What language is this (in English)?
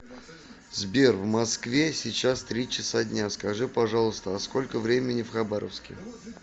Russian